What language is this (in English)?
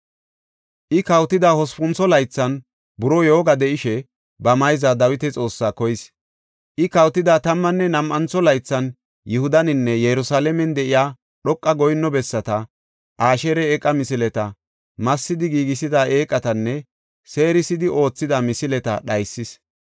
Gofa